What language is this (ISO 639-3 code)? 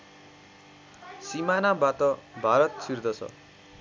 nep